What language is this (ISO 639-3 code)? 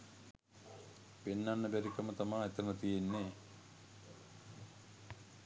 sin